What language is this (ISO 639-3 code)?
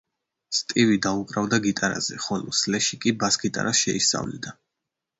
kat